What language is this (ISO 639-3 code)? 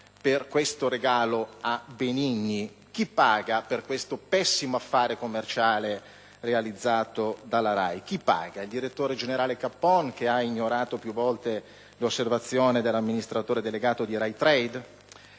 ita